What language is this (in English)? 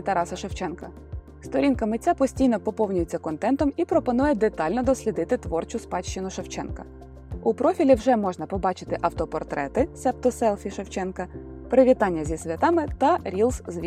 Ukrainian